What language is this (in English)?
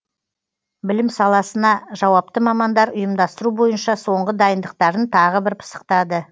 Kazakh